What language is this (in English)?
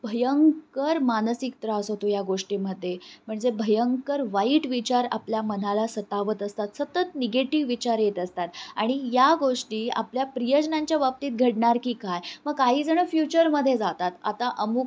Marathi